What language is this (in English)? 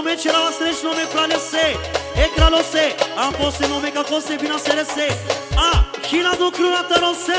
Romanian